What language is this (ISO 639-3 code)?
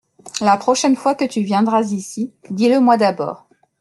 fra